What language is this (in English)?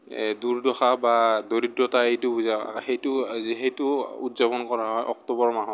Assamese